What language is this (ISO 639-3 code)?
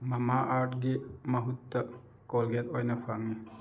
mni